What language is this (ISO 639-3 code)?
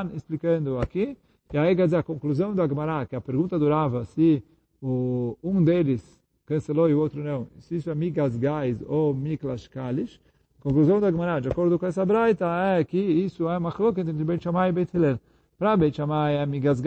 por